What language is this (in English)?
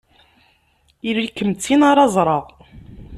Kabyle